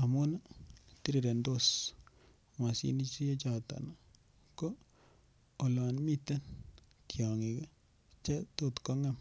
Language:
Kalenjin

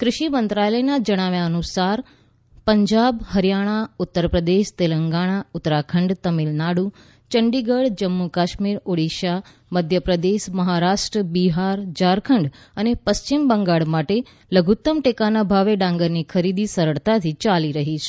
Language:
Gujarati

